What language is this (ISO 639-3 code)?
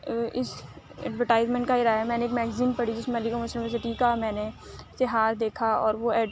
urd